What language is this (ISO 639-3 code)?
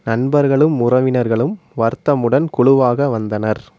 tam